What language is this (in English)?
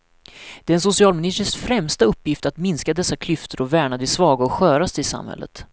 Swedish